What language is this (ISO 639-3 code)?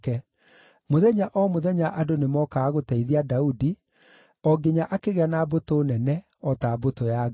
kik